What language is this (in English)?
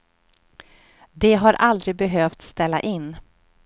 Swedish